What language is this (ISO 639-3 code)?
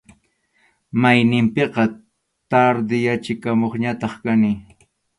qxu